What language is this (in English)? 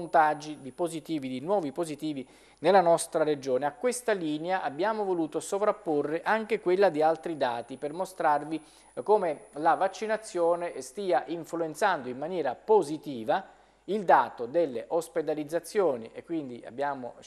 Italian